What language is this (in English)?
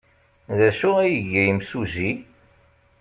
Kabyle